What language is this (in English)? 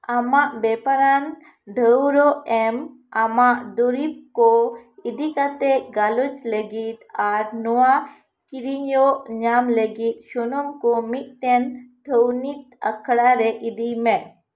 Santali